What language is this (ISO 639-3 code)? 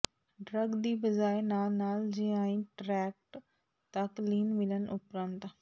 pan